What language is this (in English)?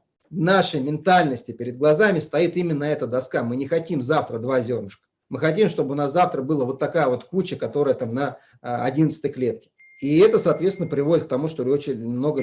Russian